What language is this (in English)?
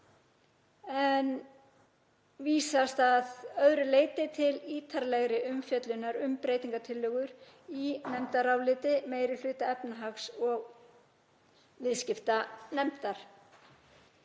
Icelandic